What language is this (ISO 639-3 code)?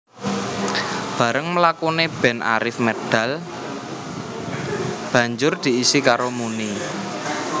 jav